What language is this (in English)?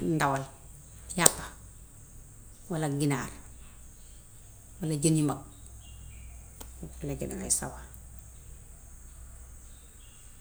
Gambian Wolof